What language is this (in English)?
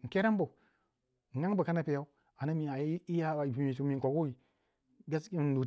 Waja